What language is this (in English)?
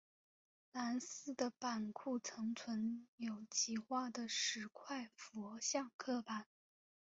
Chinese